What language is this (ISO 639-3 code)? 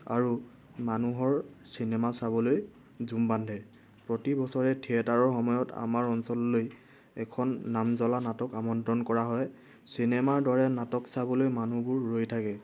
asm